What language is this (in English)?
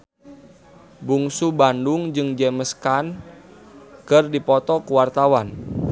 Sundanese